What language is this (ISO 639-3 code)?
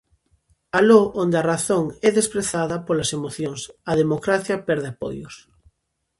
glg